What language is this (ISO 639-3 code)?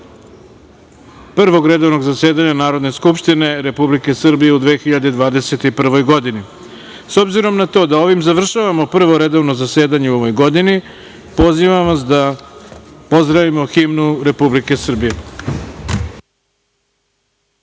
srp